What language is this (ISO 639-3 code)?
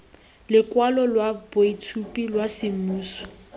tsn